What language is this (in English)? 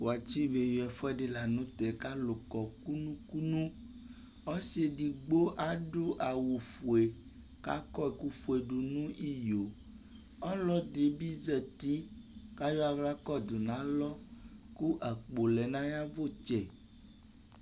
Ikposo